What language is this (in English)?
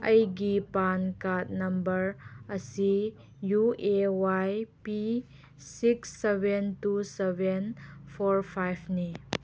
Manipuri